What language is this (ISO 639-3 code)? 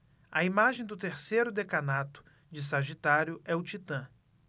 por